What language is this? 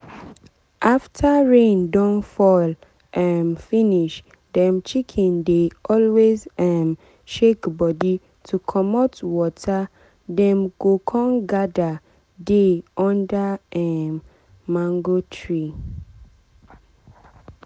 Nigerian Pidgin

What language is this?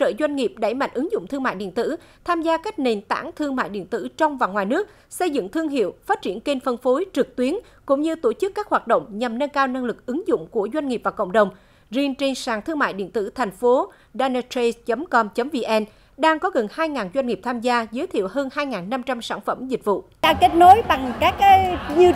Vietnamese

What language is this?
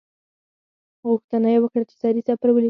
Pashto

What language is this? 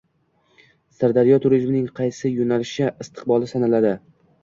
Uzbek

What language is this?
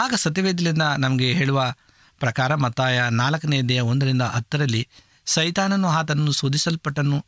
Kannada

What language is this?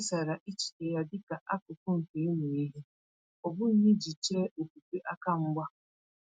Igbo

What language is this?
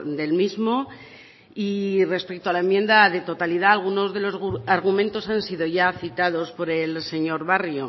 Spanish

